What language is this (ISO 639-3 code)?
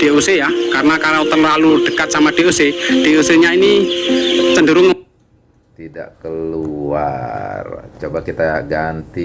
ind